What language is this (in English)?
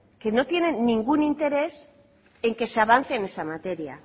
Spanish